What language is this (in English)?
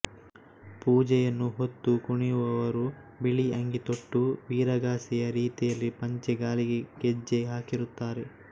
Kannada